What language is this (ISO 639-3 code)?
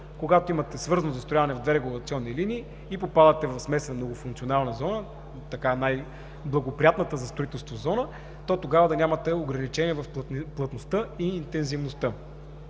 bul